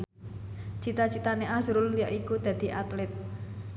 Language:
Javanese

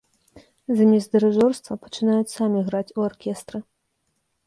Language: Belarusian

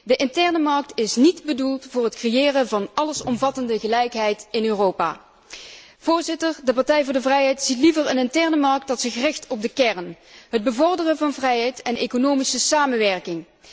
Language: Dutch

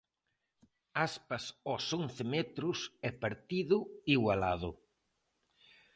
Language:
Galician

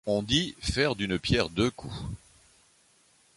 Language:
French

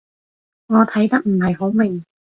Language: Cantonese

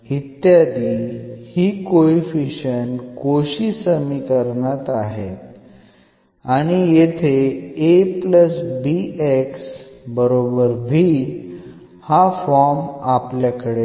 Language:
Marathi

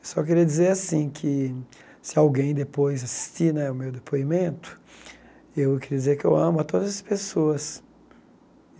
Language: Portuguese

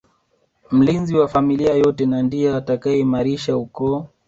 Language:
Swahili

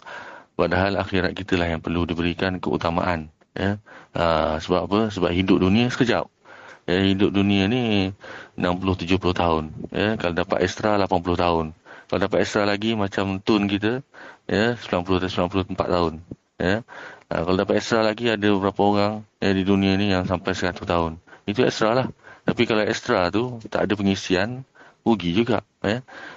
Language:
Malay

